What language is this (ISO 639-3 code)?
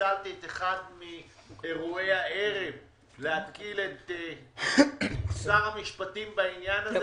heb